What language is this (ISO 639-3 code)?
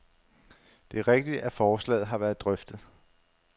dan